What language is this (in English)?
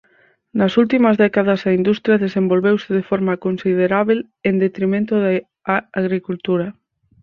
Galician